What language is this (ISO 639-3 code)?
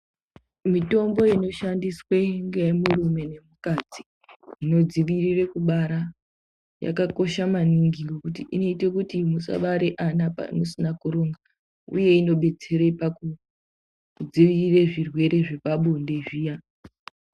ndc